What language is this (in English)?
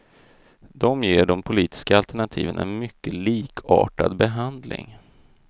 Swedish